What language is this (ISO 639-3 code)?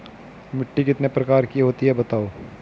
hin